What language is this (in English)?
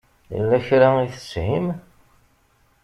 Kabyle